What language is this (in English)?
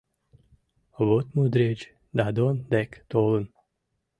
Mari